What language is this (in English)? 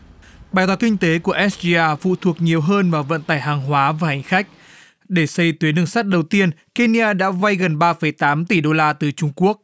Vietnamese